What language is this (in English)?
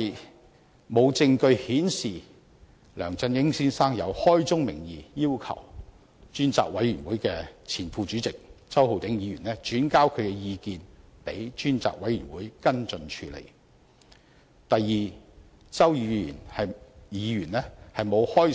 Cantonese